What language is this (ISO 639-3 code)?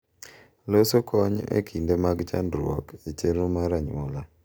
luo